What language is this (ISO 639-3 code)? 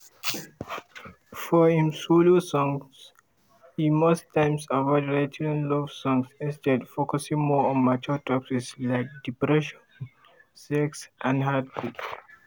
pcm